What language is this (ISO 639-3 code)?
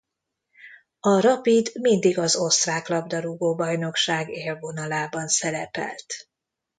hun